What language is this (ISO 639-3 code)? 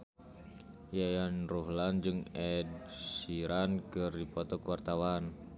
sun